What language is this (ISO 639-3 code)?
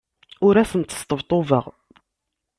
kab